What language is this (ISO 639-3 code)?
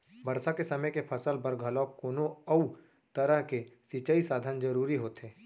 hne